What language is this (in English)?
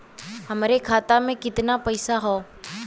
Bhojpuri